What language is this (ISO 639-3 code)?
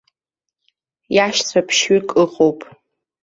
abk